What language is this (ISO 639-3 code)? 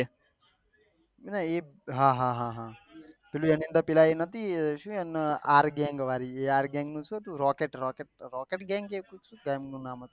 guj